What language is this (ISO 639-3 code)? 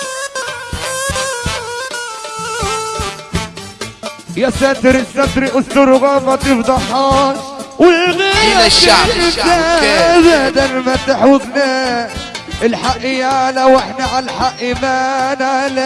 ara